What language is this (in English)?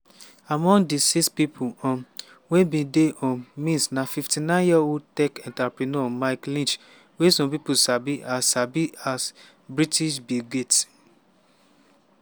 Nigerian Pidgin